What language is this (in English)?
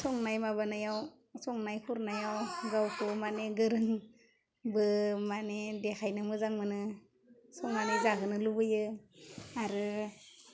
Bodo